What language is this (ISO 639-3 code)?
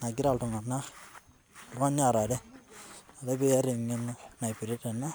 mas